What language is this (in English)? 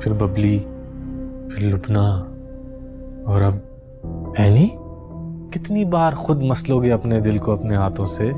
Hindi